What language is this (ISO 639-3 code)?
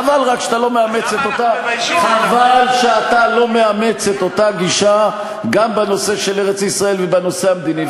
heb